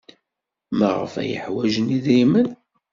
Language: Kabyle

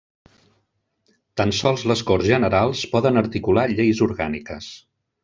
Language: Catalan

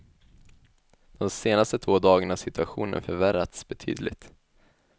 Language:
Swedish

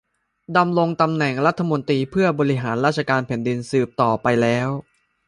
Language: Thai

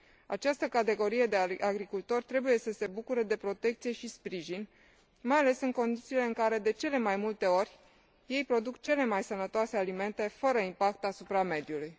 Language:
Romanian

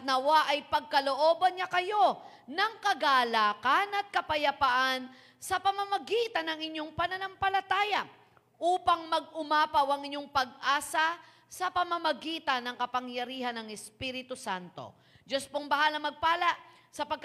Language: Filipino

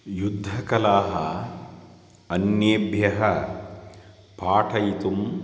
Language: Sanskrit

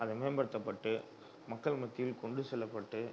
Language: Tamil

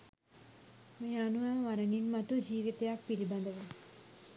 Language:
Sinhala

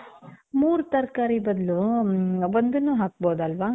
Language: Kannada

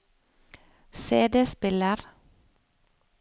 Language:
Norwegian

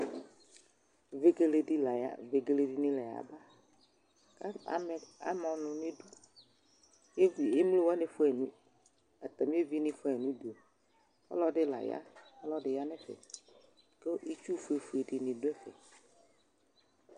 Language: Ikposo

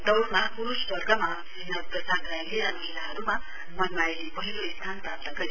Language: Nepali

